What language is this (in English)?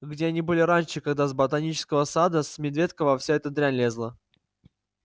Russian